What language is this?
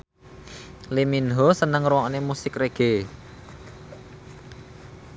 Javanese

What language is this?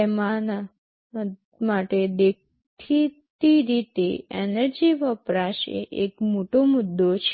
Gujarati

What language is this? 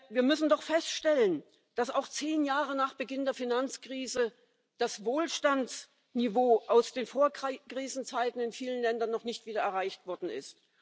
German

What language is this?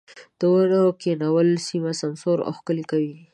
Pashto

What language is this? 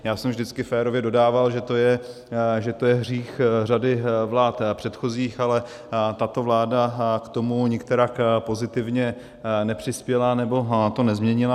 Czech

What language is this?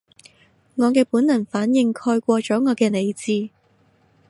Cantonese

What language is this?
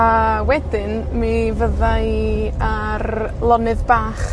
Welsh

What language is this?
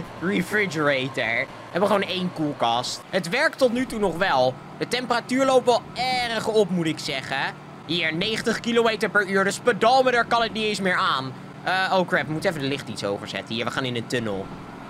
Dutch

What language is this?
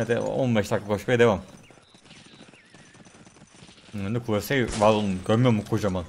Turkish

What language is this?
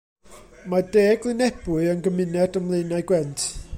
Welsh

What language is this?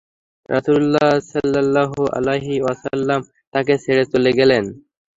Bangla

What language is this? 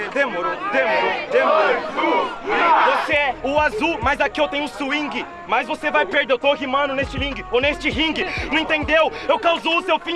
Portuguese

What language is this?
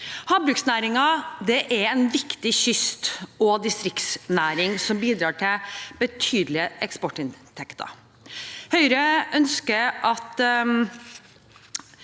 Norwegian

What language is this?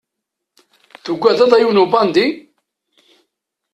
Kabyle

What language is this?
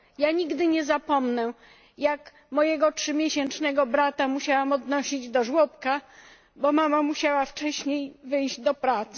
Polish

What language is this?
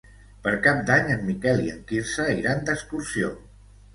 Catalan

